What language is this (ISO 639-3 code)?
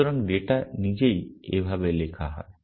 ben